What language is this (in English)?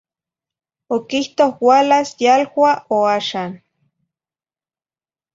Zacatlán-Ahuacatlán-Tepetzintla Nahuatl